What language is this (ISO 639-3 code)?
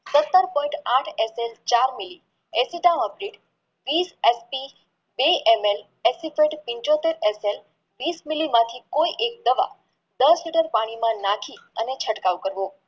guj